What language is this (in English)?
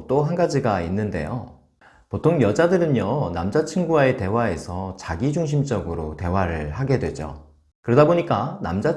Korean